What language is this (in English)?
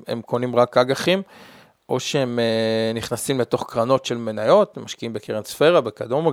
Hebrew